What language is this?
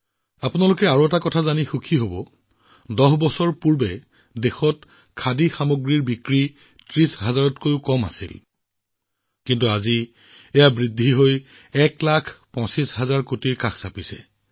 Assamese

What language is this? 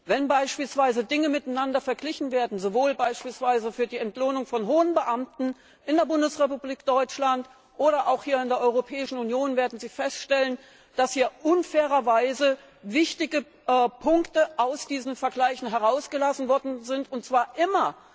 German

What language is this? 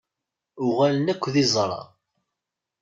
Kabyle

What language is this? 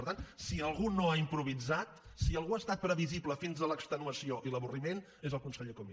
Catalan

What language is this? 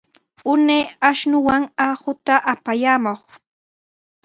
Sihuas Ancash Quechua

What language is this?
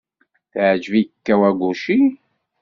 Kabyle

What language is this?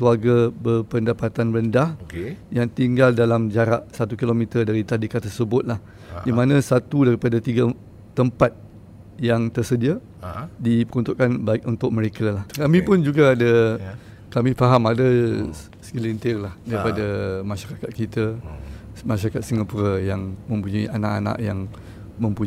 Malay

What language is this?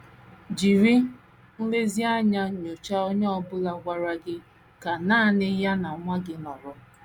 Igbo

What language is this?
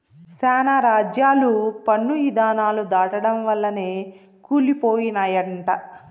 Telugu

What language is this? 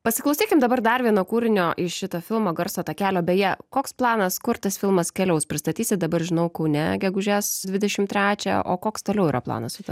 Lithuanian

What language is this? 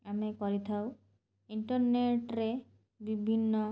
Odia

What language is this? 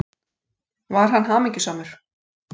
Icelandic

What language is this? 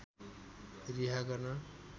Nepali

